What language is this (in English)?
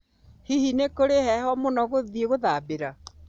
Kikuyu